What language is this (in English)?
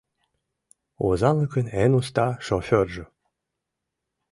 Mari